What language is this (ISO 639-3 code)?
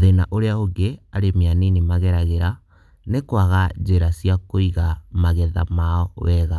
kik